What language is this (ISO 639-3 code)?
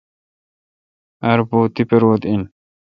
xka